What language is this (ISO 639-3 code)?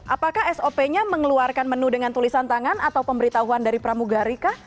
ind